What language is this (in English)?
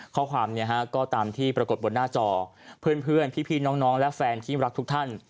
Thai